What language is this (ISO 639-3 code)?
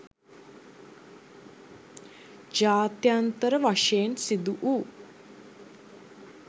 sin